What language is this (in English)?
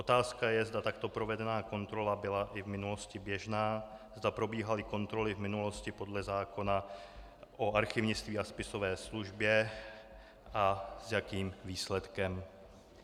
Czech